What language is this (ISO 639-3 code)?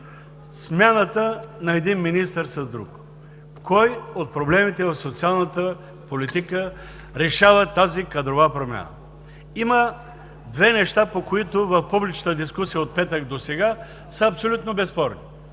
bul